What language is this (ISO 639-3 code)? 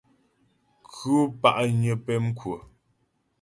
bbj